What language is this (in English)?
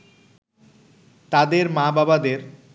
Bangla